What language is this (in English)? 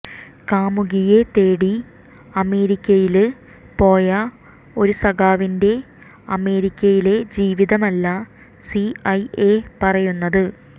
Malayalam